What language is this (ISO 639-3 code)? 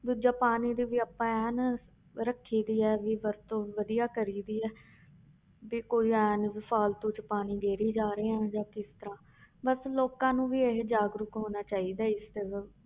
pan